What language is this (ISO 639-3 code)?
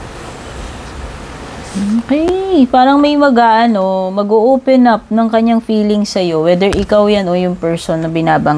fil